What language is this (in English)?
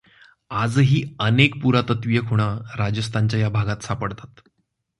Marathi